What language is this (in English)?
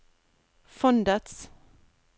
Norwegian